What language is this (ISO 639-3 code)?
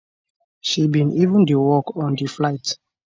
pcm